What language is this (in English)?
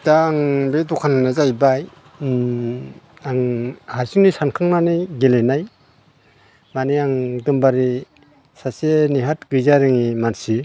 Bodo